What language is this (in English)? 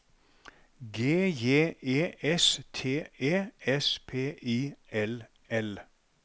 Norwegian